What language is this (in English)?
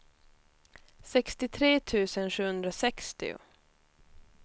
Swedish